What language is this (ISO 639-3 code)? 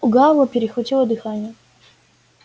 rus